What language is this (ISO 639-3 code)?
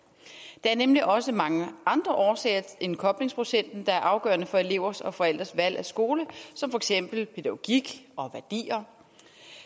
dan